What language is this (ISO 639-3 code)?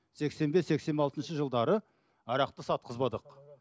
kaz